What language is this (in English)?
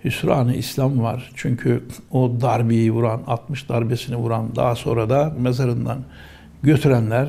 Turkish